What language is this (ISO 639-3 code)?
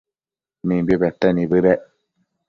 mcf